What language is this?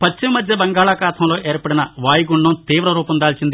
Telugu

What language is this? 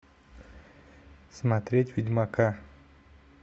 Russian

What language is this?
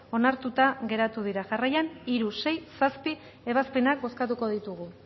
Basque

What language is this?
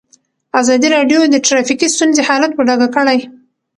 Pashto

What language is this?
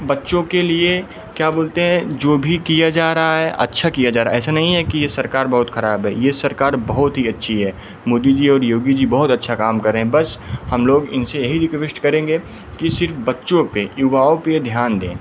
Hindi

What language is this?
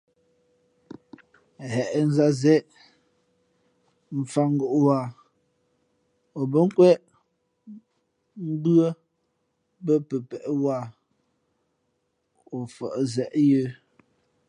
Fe'fe'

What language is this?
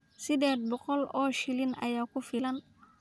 Somali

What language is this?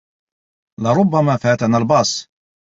Arabic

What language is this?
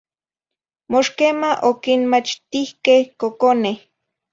Zacatlán-Ahuacatlán-Tepetzintla Nahuatl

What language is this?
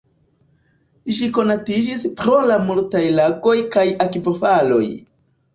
Esperanto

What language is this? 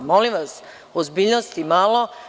Serbian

